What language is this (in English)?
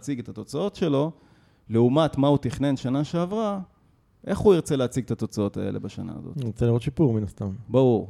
Hebrew